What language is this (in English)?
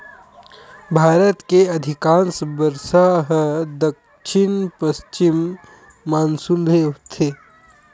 Chhattisgarhi